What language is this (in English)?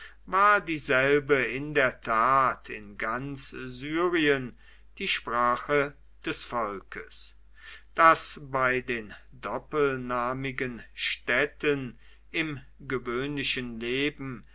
German